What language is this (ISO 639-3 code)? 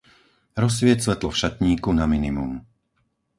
slk